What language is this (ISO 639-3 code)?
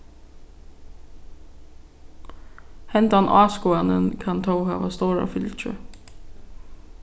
fao